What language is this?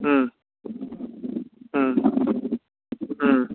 Manipuri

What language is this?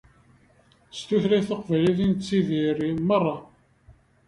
Kabyle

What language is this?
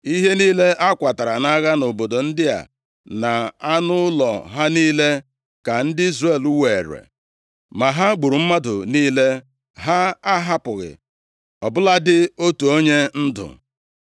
Igbo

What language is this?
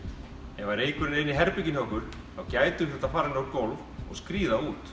Icelandic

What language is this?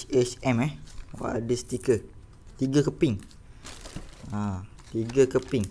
Malay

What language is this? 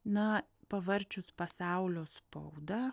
Lithuanian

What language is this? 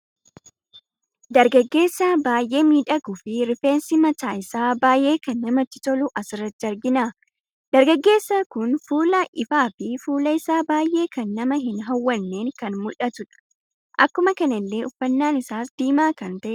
Oromo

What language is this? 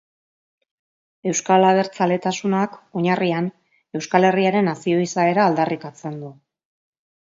Basque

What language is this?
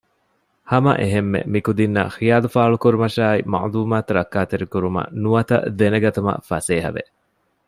Divehi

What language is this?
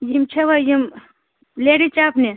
Kashmiri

